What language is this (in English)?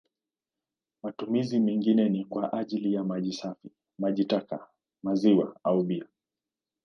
Swahili